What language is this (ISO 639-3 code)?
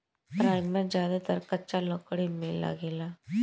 bho